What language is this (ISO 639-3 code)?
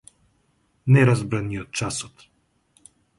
mkd